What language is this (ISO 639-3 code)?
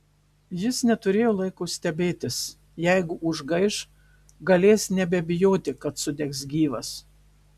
lit